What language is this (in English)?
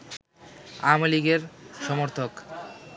Bangla